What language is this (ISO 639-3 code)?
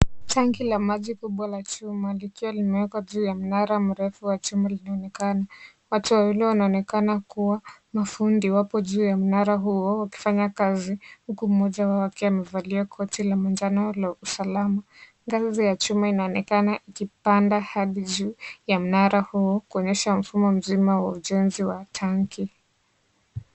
swa